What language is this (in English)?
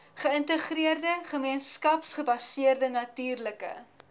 Afrikaans